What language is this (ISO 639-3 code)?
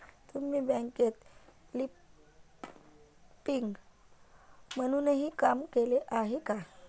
mar